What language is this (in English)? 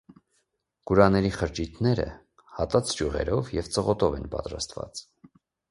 Armenian